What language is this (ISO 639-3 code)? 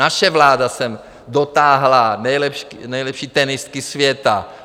ces